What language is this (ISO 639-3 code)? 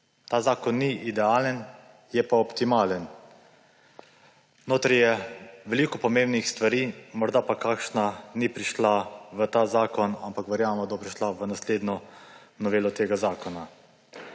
slv